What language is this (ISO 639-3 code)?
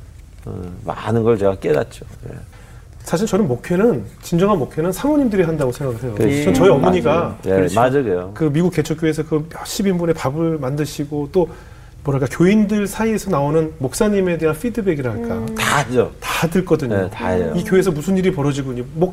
kor